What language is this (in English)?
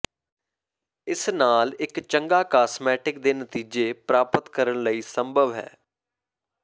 Punjabi